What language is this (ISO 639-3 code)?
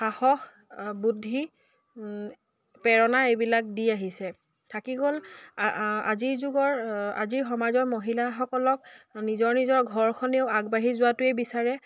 asm